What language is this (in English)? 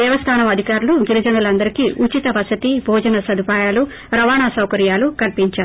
Telugu